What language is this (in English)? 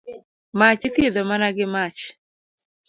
Luo (Kenya and Tanzania)